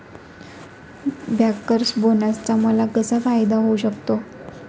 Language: Marathi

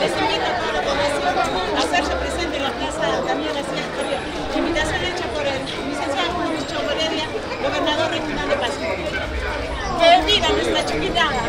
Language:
Spanish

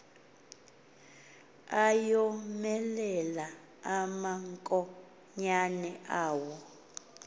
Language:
Xhosa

